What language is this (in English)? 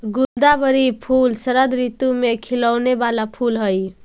Magahi